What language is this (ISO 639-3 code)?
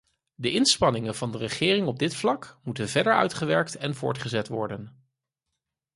nld